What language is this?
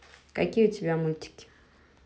Russian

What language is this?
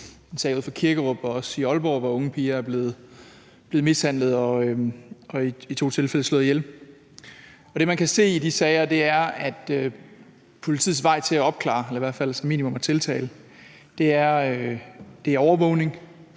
Danish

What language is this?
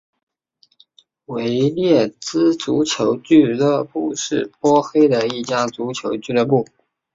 Chinese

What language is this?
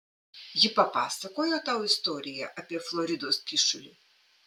Lithuanian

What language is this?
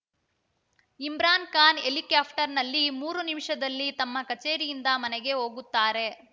Kannada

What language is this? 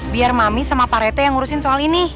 Indonesian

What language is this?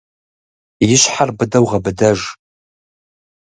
Kabardian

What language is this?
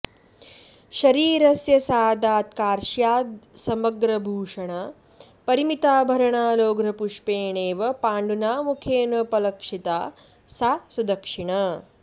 Sanskrit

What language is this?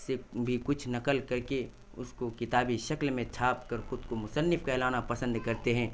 Urdu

